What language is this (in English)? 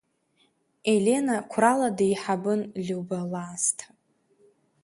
Abkhazian